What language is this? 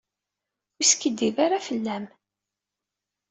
Kabyle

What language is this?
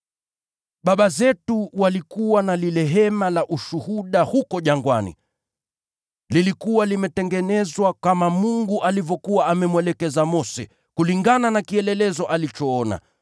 Swahili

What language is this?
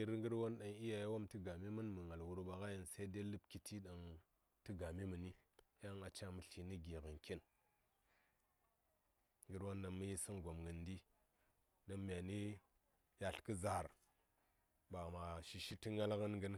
Saya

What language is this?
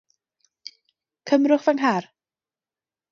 Welsh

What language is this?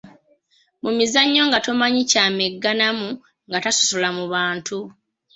Ganda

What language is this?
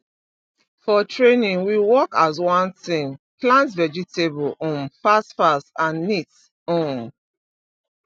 Nigerian Pidgin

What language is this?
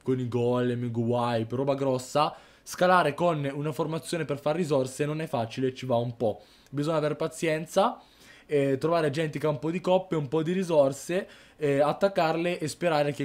Italian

